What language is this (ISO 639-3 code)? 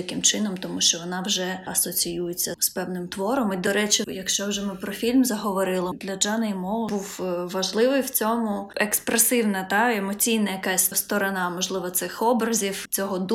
ukr